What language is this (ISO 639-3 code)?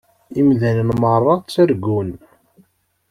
kab